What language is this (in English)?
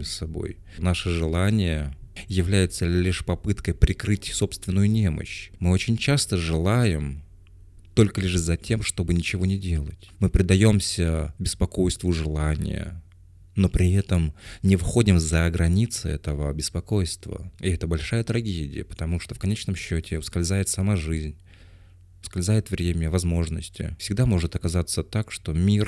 Russian